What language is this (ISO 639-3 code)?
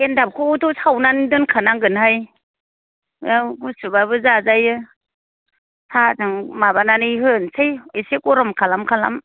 brx